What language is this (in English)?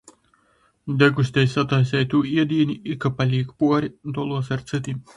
Latgalian